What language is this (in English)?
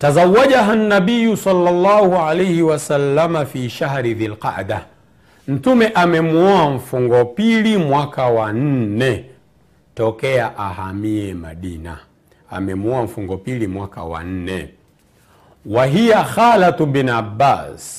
Swahili